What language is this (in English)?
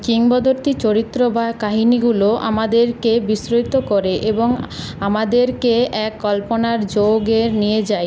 Bangla